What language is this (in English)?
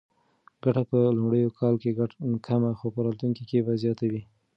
Pashto